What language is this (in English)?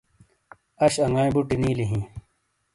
Shina